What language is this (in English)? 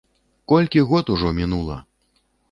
Belarusian